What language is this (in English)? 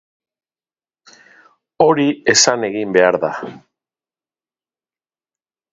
Basque